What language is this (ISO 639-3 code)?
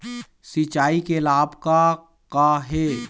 hne